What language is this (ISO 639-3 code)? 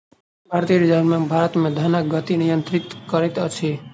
mai